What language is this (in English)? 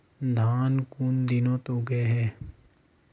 Magahi